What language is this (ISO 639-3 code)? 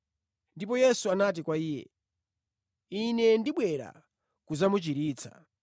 nya